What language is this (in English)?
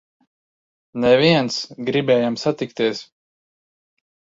Latvian